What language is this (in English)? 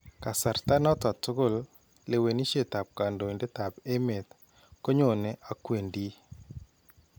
Kalenjin